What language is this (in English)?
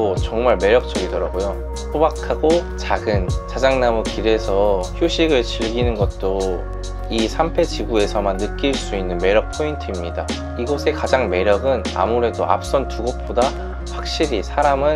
Korean